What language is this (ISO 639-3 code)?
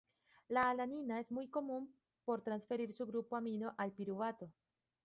spa